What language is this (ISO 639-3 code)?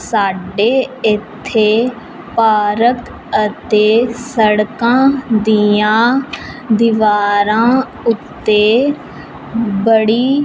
pan